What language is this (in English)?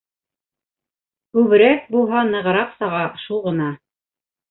Bashkir